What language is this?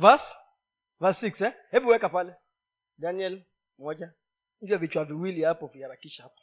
Swahili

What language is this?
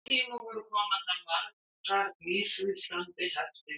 Icelandic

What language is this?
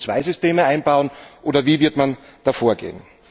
German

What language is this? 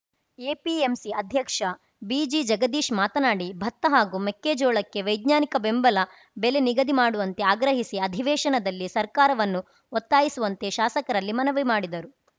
Kannada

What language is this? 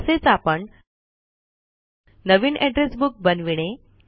Marathi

